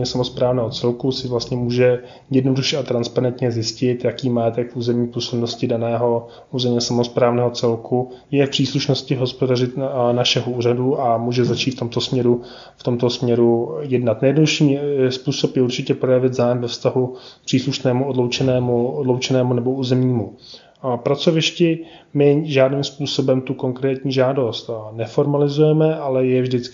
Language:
Czech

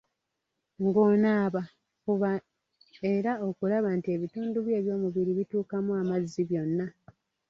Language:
Ganda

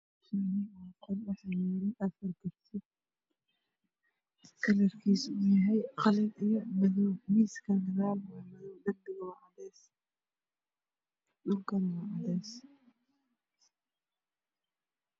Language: Somali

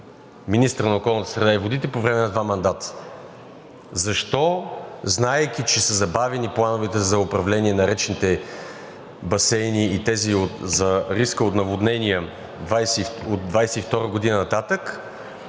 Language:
Bulgarian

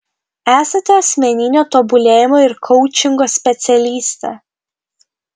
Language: Lithuanian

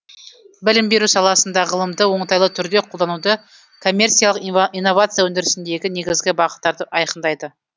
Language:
Kazakh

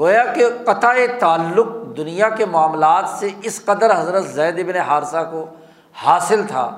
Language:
Urdu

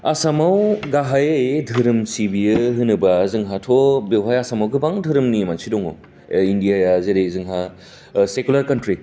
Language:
Bodo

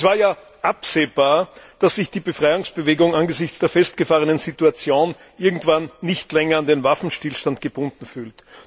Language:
German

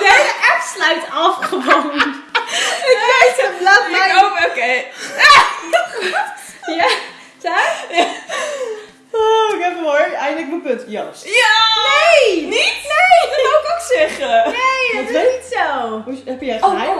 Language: Dutch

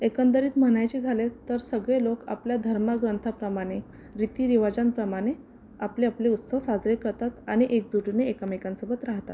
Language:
Marathi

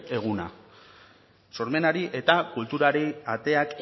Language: Basque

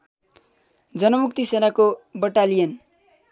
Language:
Nepali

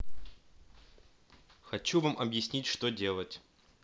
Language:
Russian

